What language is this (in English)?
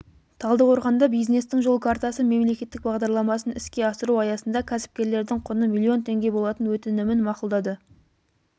Kazakh